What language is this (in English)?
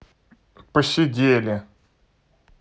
Russian